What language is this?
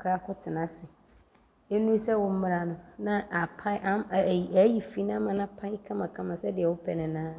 Abron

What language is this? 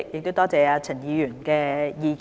Cantonese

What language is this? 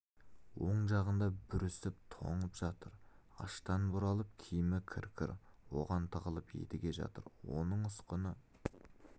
Kazakh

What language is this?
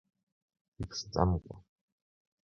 Abkhazian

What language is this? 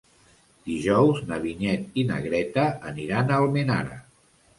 Catalan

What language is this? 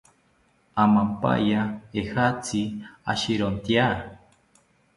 South Ucayali Ashéninka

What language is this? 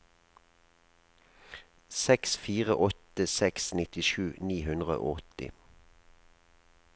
Norwegian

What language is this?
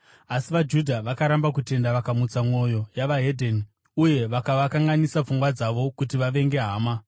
Shona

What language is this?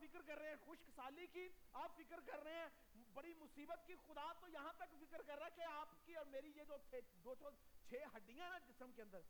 Urdu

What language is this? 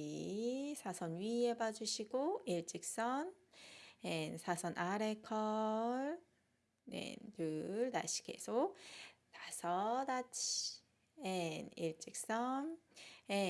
Korean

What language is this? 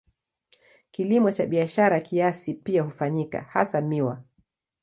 Swahili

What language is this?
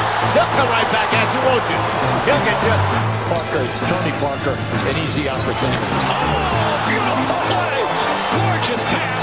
English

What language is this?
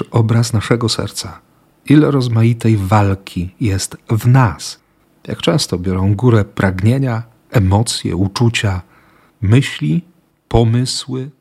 Polish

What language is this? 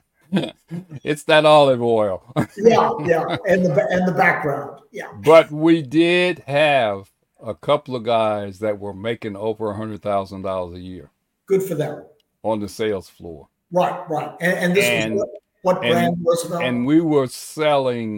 English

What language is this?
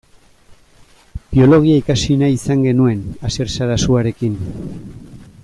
Basque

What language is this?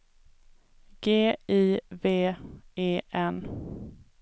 Swedish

